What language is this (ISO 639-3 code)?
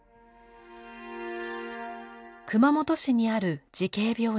jpn